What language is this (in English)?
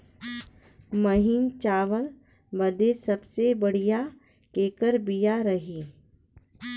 Bhojpuri